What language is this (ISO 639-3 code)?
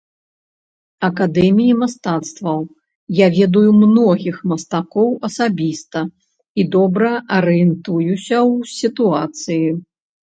bel